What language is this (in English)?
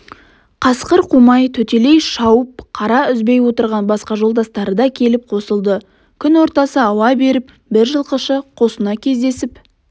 Kazakh